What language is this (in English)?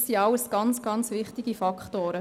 Swiss German